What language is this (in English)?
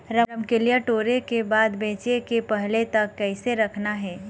Chhattisgarhi